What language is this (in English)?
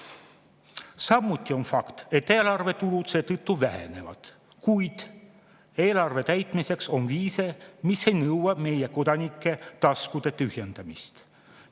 Estonian